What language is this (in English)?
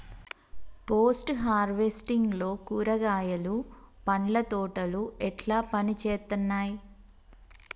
Telugu